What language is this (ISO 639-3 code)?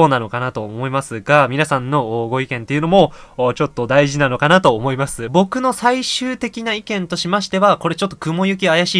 jpn